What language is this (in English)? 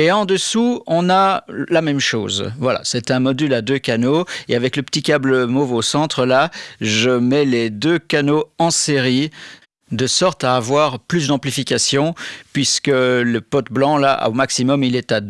French